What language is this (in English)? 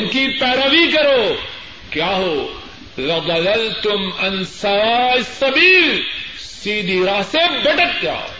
Urdu